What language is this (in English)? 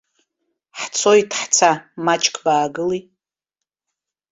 Abkhazian